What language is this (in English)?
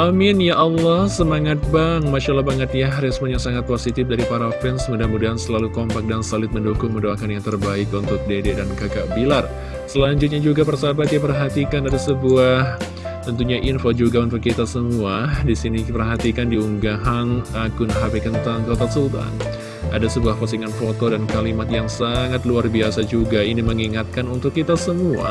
Indonesian